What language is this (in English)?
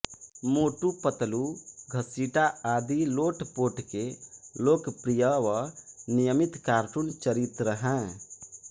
Hindi